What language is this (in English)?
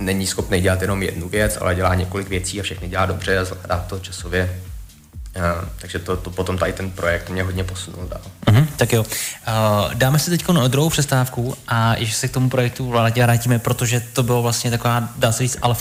Czech